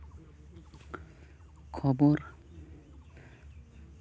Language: Santali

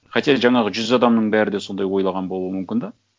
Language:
Kazakh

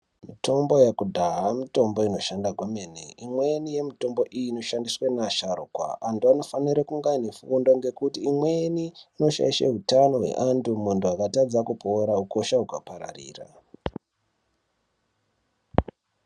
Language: Ndau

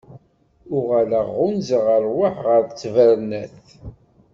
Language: Kabyle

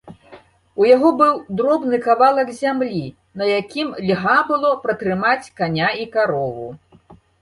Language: Belarusian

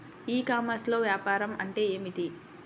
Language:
Telugu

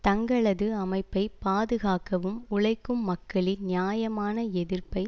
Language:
Tamil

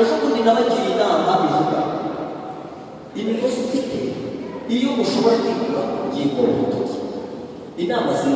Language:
Korean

